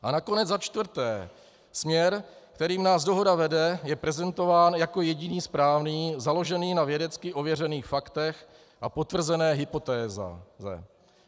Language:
Czech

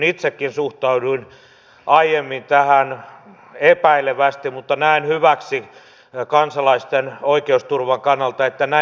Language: Finnish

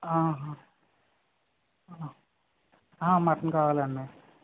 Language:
Telugu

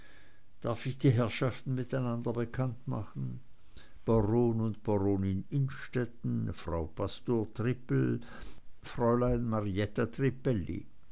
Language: German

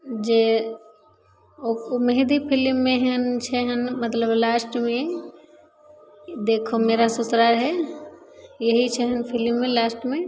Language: Maithili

